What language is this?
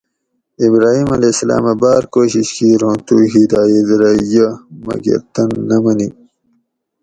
Gawri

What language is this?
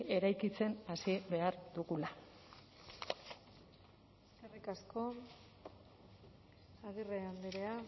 Basque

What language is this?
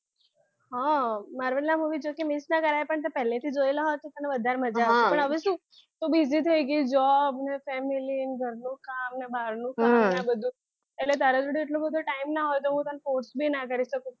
Gujarati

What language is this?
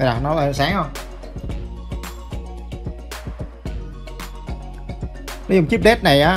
Vietnamese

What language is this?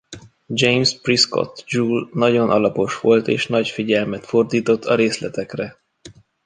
Hungarian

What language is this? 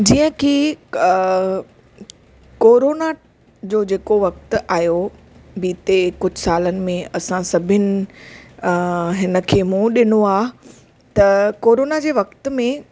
Sindhi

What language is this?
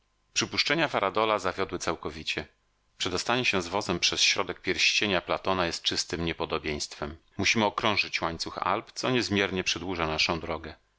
Polish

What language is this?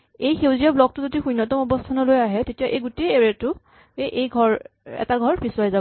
Assamese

